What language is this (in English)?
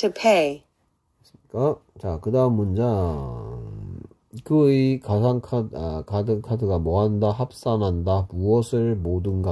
Korean